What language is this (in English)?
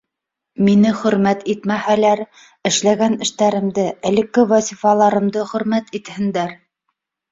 Bashkir